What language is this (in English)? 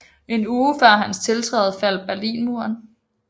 Danish